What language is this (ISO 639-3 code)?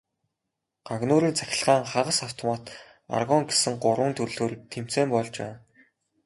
mon